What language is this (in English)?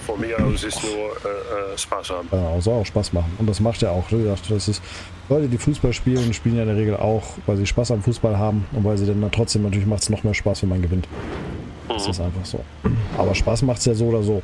German